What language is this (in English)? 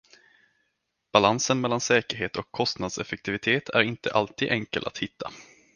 Swedish